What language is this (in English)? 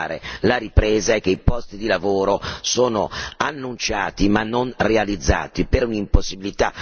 Italian